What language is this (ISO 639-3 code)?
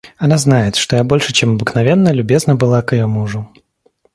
rus